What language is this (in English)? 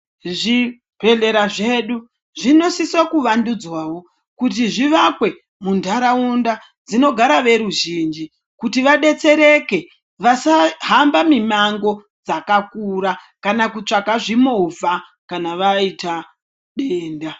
Ndau